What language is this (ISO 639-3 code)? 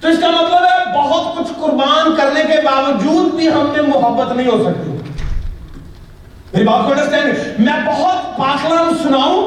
urd